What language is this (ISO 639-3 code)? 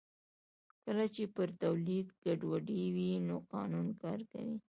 pus